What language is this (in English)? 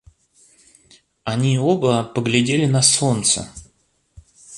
Russian